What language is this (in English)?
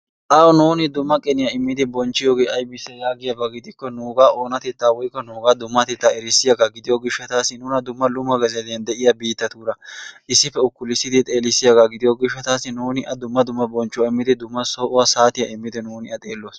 Wolaytta